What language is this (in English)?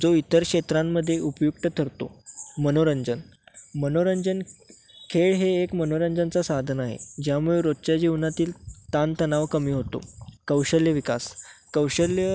Marathi